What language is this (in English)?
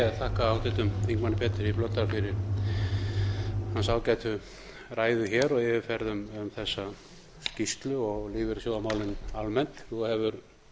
Icelandic